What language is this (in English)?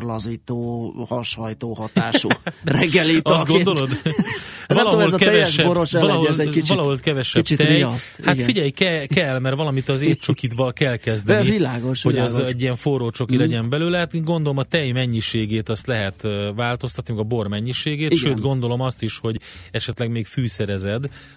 Hungarian